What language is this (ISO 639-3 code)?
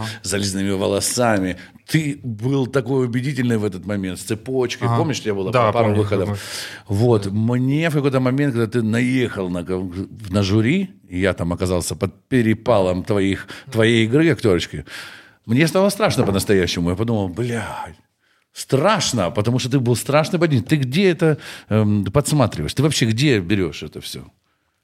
rus